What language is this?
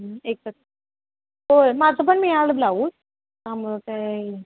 Marathi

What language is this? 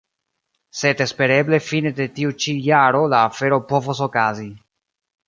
Esperanto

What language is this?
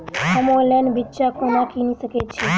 Maithili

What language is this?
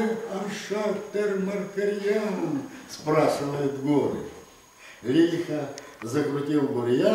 Russian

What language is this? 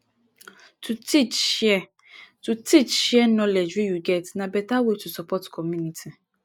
Nigerian Pidgin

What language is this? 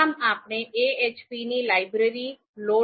Gujarati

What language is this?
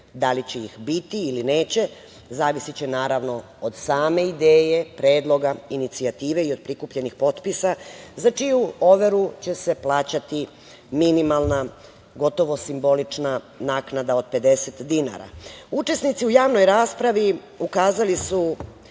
Serbian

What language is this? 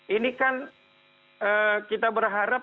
Indonesian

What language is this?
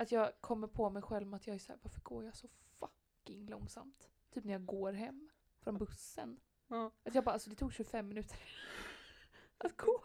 Swedish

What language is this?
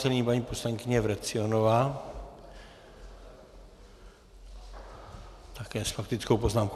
Czech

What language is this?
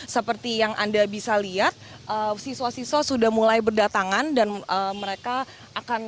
Indonesian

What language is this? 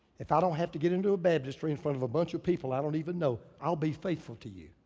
English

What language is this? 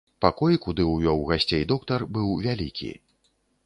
Belarusian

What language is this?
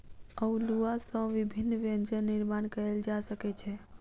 Maithili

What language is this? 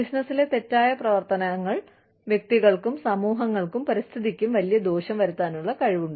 Malayalam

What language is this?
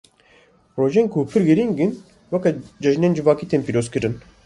Kurdish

